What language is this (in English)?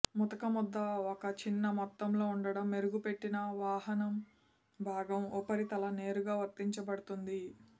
Telugu